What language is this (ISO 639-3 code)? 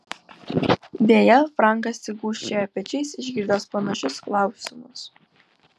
lit